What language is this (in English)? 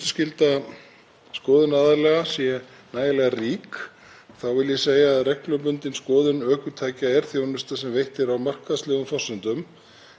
Icelandic